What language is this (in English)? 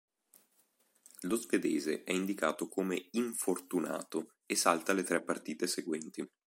Italian